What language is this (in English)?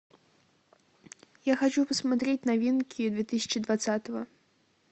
Russian